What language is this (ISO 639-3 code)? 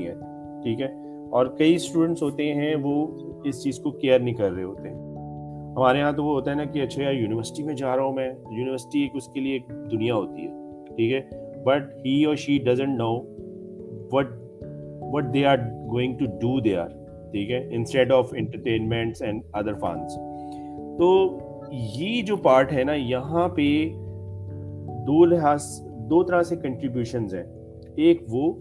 urd